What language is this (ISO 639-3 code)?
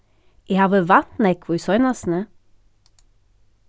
fao